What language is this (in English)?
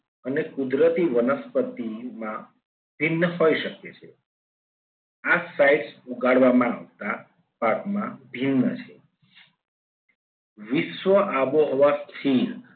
Gujarati